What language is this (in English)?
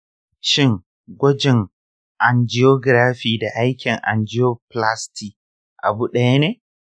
Hausa